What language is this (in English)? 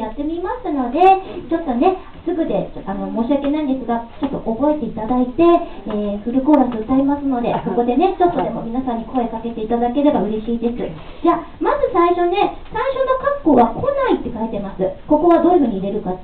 Japanese